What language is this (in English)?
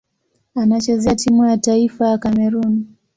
Swahili